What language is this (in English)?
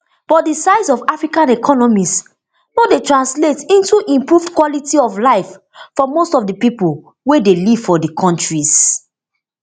Nigerian Pidgin